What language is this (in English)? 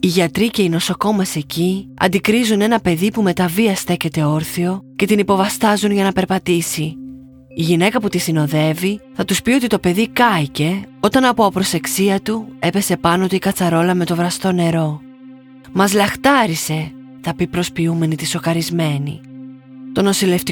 Greek